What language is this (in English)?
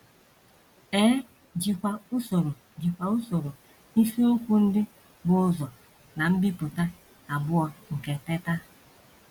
Igbo